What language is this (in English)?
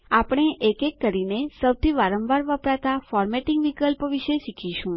Gujarati